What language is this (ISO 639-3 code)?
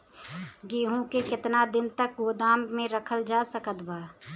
bho